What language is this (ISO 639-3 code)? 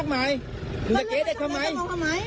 tha